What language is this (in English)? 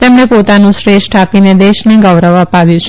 Gujarati